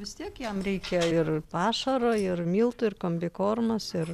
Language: Lithuanian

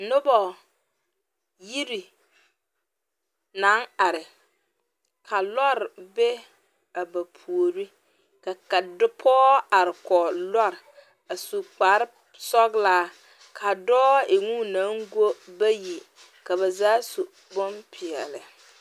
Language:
Southern Dagaare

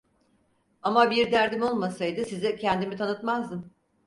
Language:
Turkish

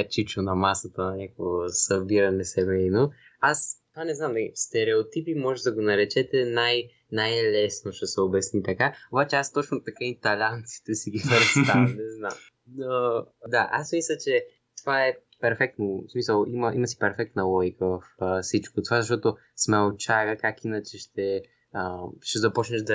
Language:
Bulgarian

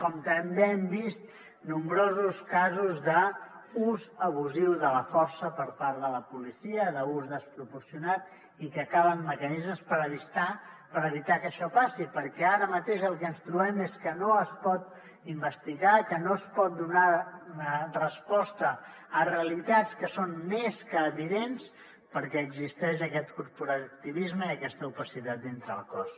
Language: Catalan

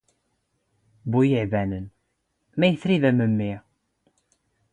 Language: Standard Moroccan Tamazight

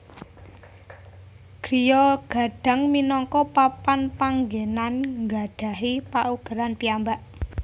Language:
Javanese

